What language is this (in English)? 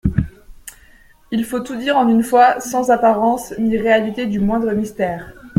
French